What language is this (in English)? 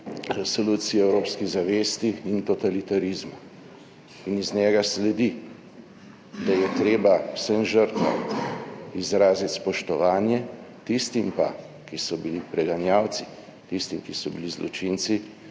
Slovenian